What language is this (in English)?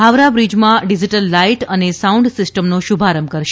Gujarati